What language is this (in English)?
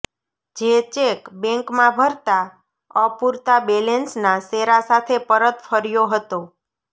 Gujarati